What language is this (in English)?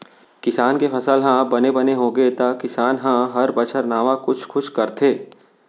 Chhattisgarhi